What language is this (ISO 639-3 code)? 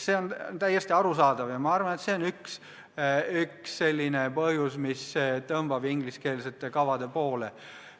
est